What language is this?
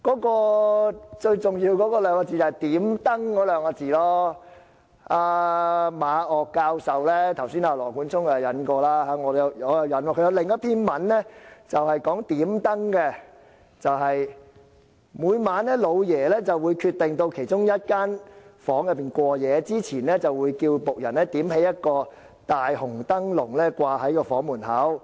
Cantonese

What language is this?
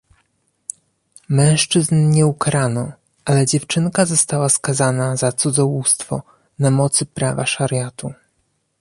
Polish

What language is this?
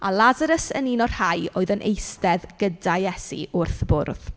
Welsh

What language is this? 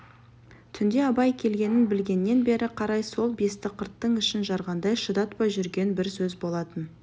Kazakh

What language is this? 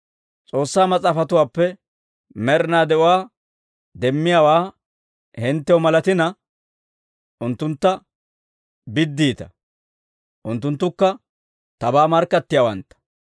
Dawro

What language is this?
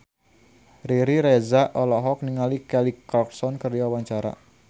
Sundanese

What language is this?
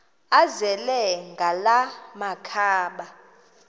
Xhosa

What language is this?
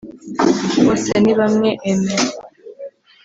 Kinyarwanda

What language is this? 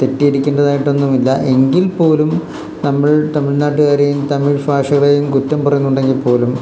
Malayalam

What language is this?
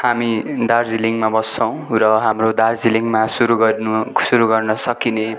Nepali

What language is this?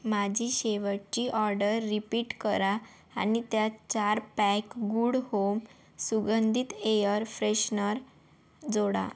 Marathi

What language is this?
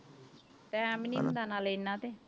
Punjabi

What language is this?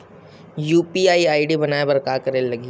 Chhattisgarhi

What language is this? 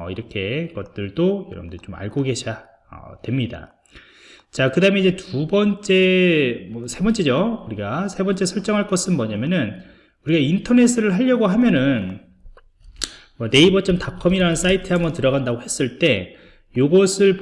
Korean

